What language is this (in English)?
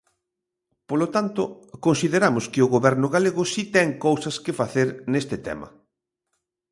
Galician